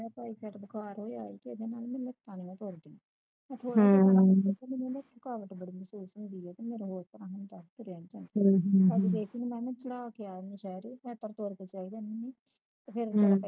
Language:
Punjabi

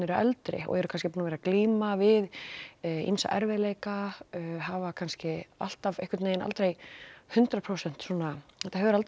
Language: Icelandic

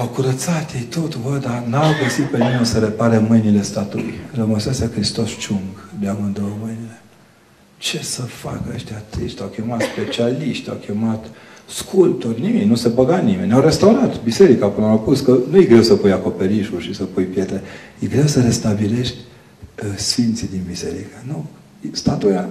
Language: Romanian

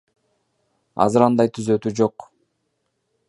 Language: Kyrgyz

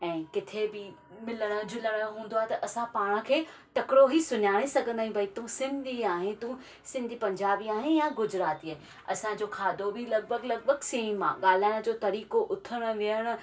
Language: Sindhi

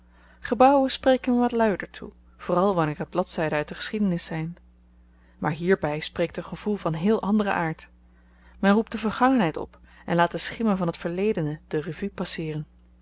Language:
Dutch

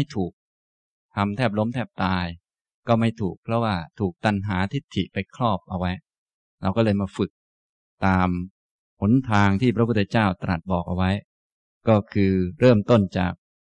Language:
Thai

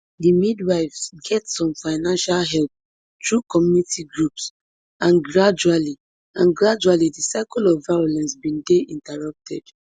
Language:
Nigerian Pidgin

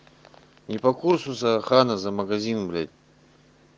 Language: Russian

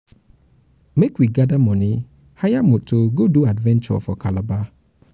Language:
Nigerian Pidgin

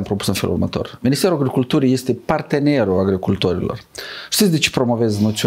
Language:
Romanian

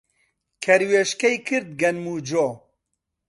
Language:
Central Kurdish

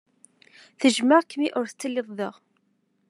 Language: Kabyle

